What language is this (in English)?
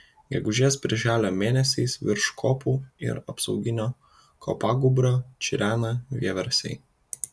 Lithuanian